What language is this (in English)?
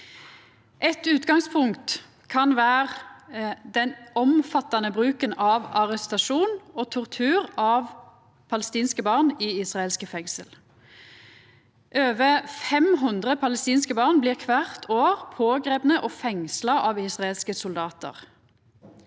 Norwegian